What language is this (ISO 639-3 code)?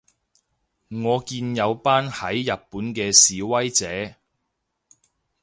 yue